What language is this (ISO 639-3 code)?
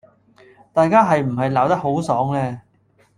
yue